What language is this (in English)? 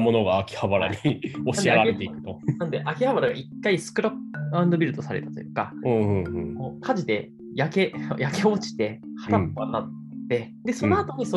Japanese